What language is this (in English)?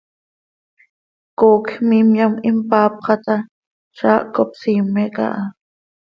Seri